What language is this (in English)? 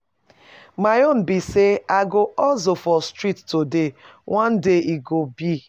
Nigerian Pidgin